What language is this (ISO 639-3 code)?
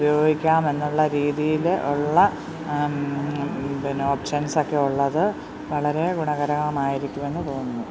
mal